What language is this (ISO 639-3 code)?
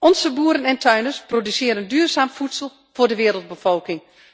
nld